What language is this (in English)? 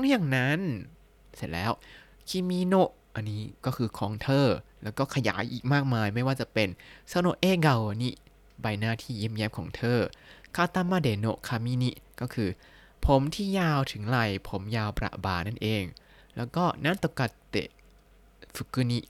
Thai